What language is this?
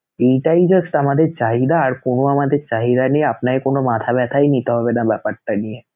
Bangla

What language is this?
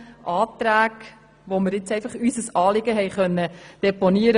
Swiss German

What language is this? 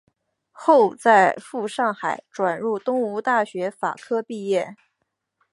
Chinese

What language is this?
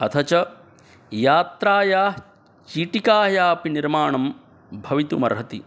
Sanskrit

